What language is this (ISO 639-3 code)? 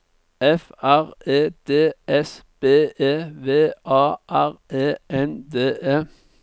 nor